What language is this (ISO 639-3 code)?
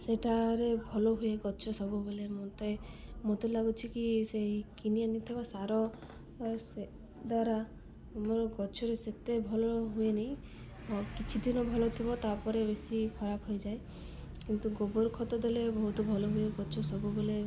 ori